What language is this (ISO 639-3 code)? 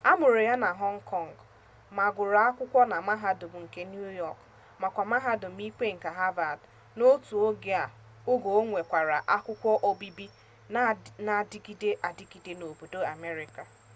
ibo